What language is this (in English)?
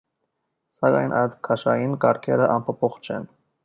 Armenian